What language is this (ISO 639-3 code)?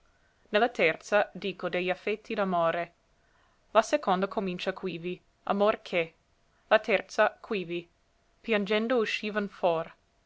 ita